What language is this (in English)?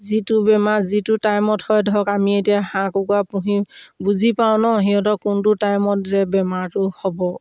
Assamese